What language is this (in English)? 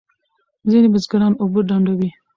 Pashto